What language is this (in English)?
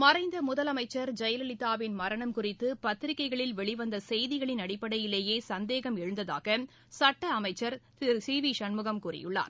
Tamil